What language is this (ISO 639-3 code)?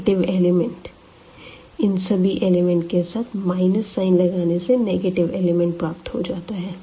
hin